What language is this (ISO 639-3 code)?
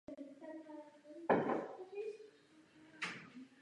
ces